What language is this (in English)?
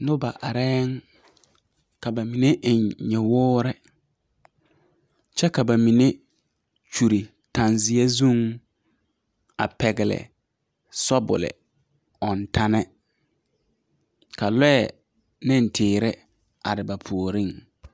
Southern Dagaare